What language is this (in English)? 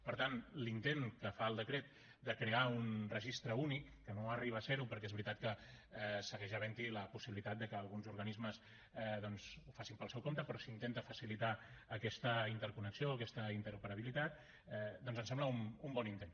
Catalan